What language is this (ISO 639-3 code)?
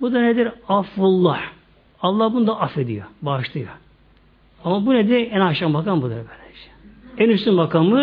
tur